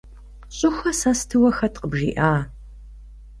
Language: Kabardian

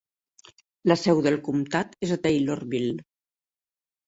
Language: Catalan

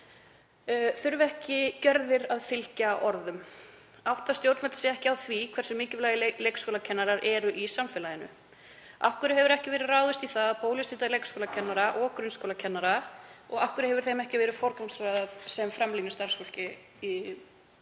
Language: Icelandic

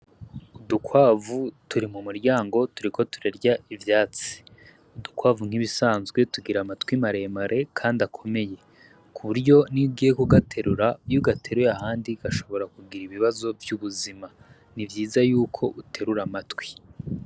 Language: Rundi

